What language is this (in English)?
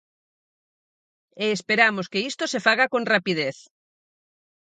Galician